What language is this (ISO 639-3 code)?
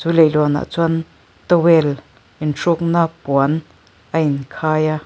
lus